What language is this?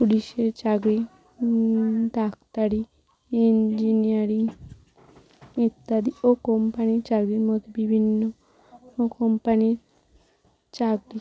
Bangla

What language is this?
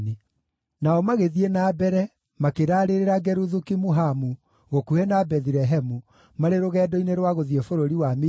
Kikuyu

